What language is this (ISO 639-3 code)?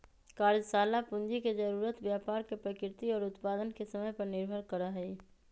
mag